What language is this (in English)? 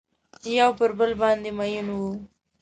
Pashto